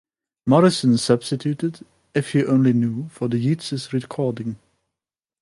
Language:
English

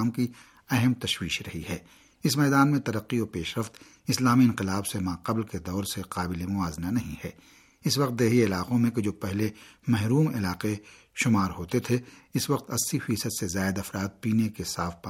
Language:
Urdu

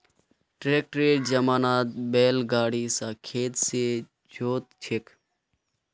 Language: Magahi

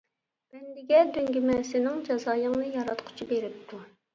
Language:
Uyghur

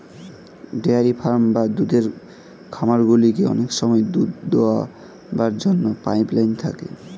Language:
Bangla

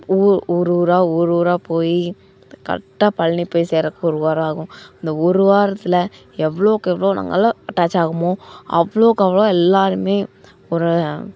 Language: Tamil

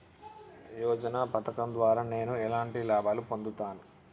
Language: Telugu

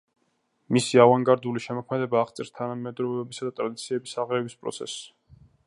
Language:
Georgian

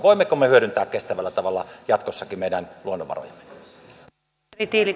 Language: Finnish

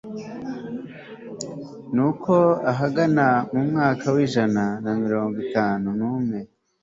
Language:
Kinyarwanda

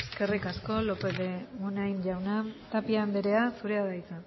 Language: Basque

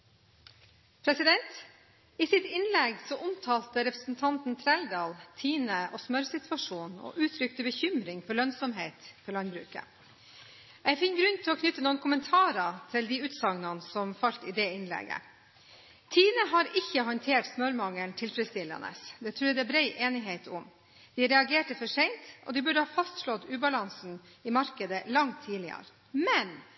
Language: Norwegian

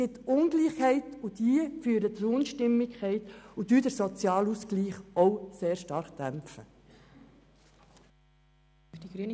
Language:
Swiss German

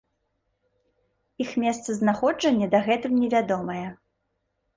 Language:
Belarusian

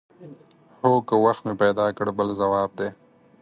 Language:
Pashto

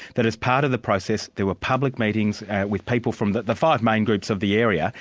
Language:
English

